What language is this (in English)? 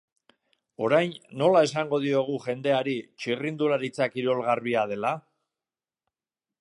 Basque